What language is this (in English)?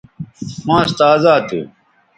Bateri